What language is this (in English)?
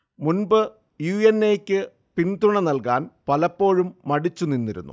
Malayalam